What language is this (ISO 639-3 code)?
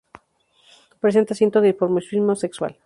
spa